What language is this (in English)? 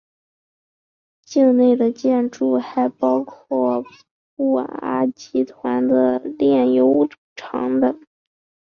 Chinese